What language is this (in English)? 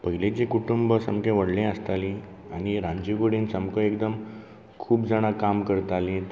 Konkani